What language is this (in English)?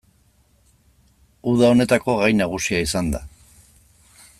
Basque